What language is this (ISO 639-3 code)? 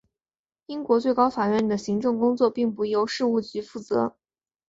zho